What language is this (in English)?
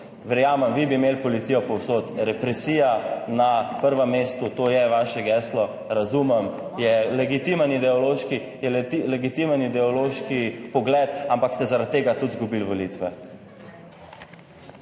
Slovenian